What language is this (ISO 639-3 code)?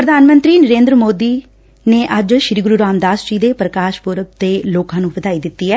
pan